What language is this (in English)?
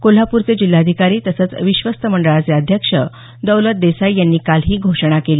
Marathi